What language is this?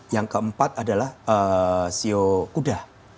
Indonesian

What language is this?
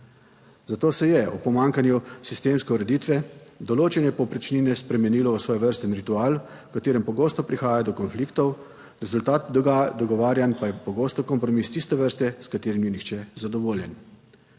Slovenian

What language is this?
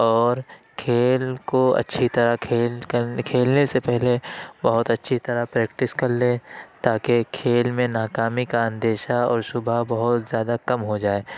Urdu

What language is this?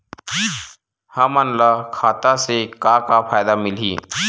Chhattisgarhi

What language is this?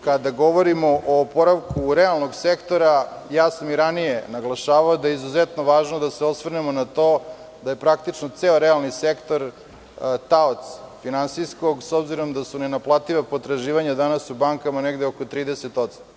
Serbian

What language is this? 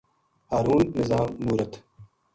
Gujari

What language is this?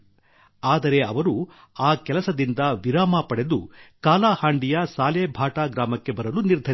Kannada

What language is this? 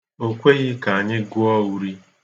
Igbo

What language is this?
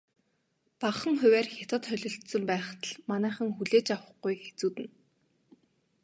Mongolian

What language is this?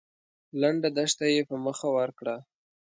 Pashto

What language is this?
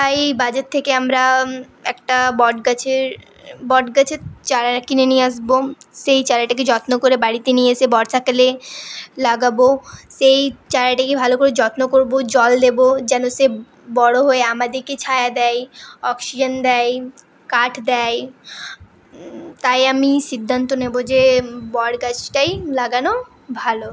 Bangla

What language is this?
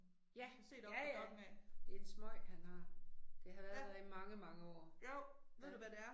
Danish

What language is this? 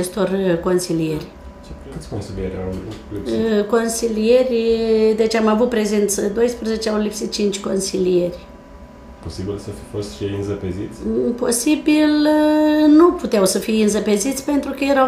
Romanian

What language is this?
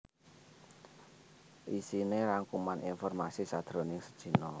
Javanese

